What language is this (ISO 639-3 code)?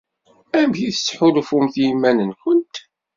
kab